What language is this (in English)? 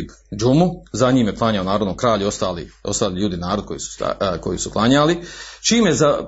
Croatian